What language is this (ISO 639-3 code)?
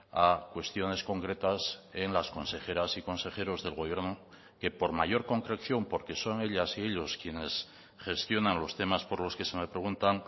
spa